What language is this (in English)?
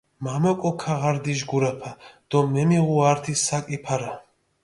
Mingrelian